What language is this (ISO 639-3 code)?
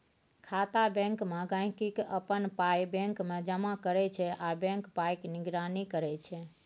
mai